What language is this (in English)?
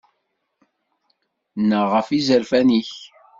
Kabyle